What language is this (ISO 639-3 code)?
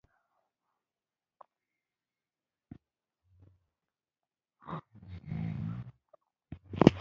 pus